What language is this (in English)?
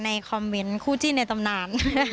Thai